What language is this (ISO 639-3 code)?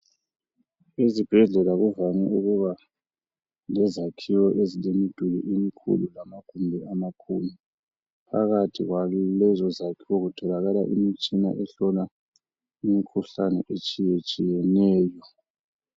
nde